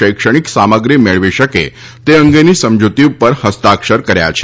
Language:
Gujarati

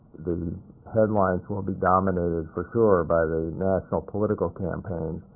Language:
English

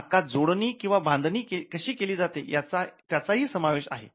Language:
Marathi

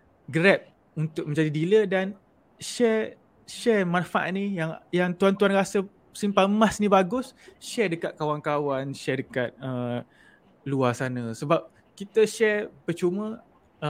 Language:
Malay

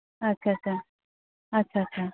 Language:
Santali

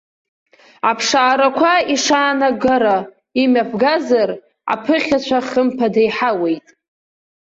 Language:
Abkhazian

